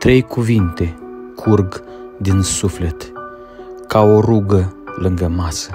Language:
Romanian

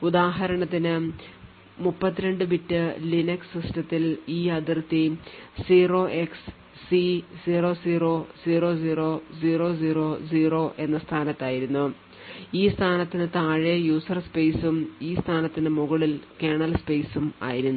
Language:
Malayalam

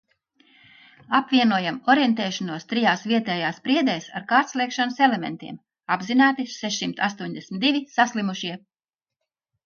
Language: Latvian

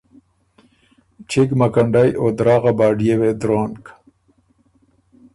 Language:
Ormuri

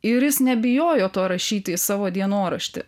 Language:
Lithuanian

